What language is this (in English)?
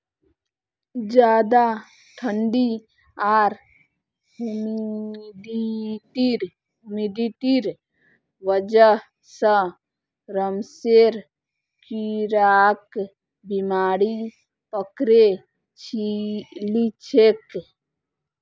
Magahi